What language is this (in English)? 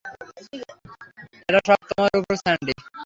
Bangla